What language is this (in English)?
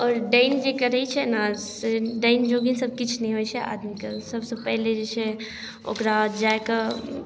Maithili